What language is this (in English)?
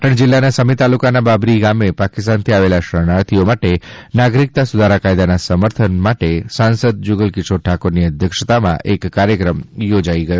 Gujarati